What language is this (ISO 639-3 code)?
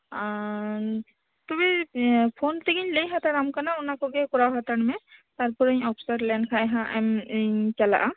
sat